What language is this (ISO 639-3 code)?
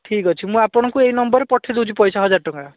ori